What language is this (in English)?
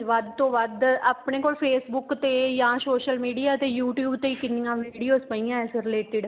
Punjabi